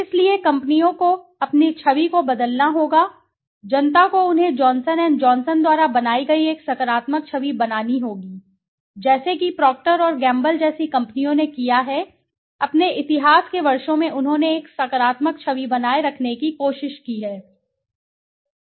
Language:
Hindi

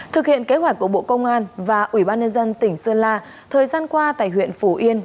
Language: Vietnamese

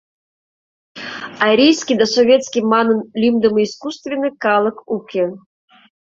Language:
Mari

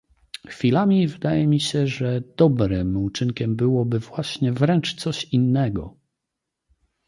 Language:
Polish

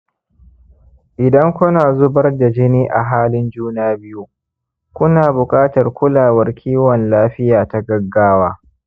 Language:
Hausa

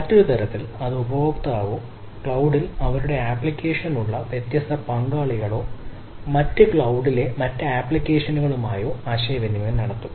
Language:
Malayalam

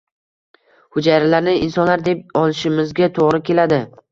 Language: Uzbek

